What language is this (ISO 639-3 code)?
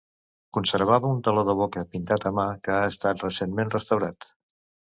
cat